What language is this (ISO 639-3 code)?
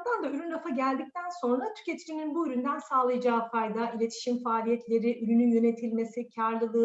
tur